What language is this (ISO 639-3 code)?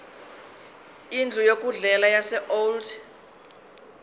zul